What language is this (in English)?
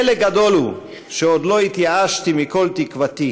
Hebrew